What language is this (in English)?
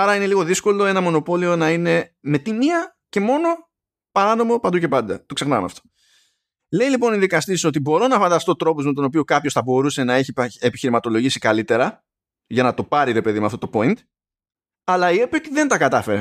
Greek